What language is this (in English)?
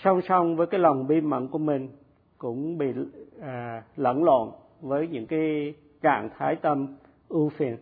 Vietnamese